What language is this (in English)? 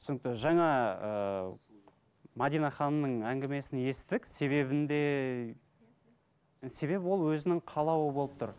Kazakh